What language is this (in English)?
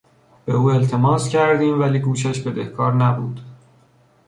Persian